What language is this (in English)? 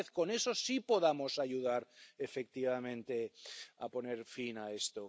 Spanish